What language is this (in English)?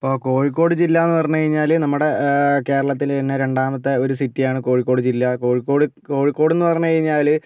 Malayalam